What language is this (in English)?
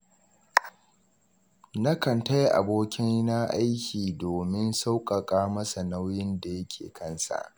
Hausa